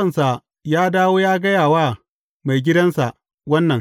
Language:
Hausa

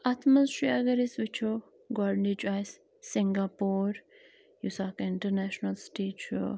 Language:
Kashmiri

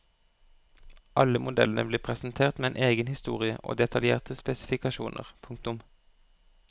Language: Norwegian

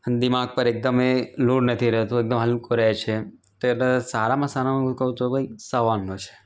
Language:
Gujarati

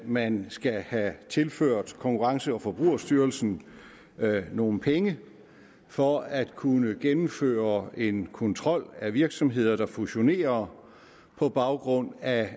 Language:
Danish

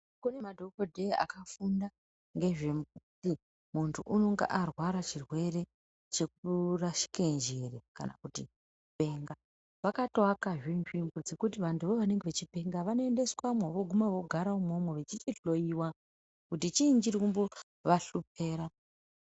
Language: Ndau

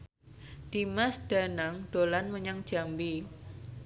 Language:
Javanese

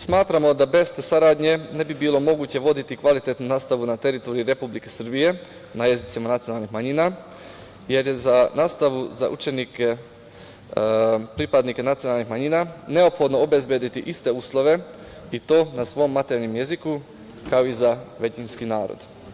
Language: Serbian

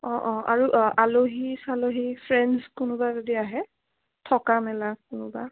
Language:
Assamese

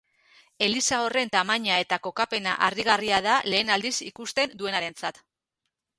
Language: Basque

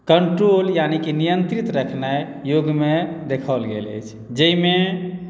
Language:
Maithili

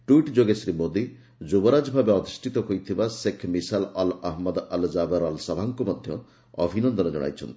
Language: Odia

